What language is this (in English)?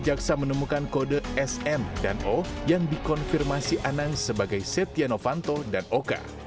Indonesian